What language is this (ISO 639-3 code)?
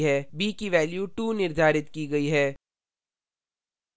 hin